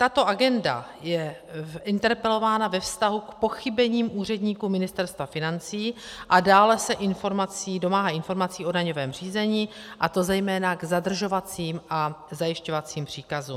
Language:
Czech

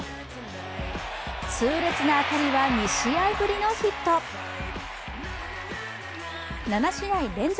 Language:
Japanese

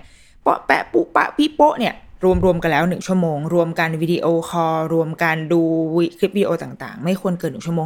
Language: Thai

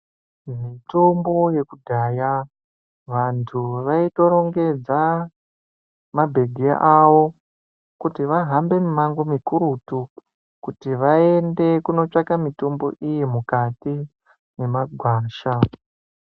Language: Ndau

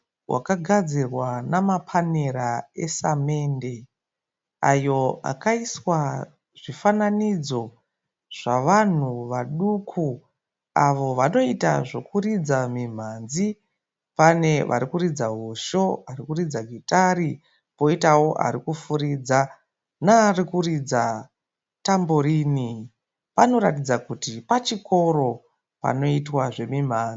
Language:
Shona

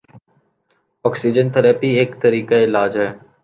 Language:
Urdu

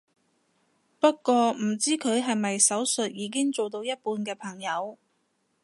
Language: Cantonese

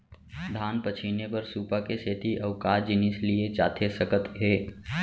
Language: Chhattisgarhi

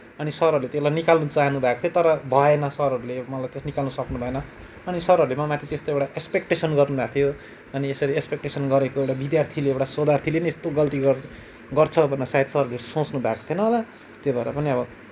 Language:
Nepali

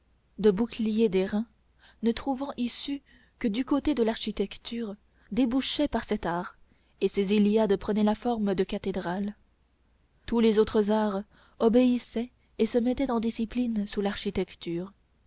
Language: French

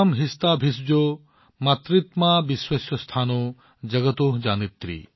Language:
Assamese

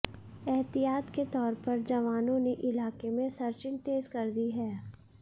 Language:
Hindi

